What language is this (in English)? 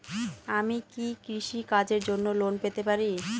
Bangla